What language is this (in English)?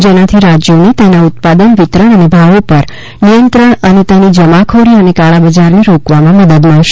Gujarati